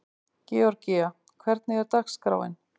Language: Icelandic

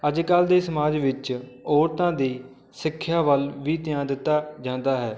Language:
Punjabi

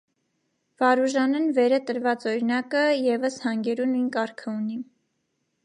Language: Armenian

